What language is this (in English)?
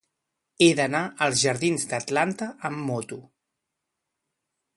Catalan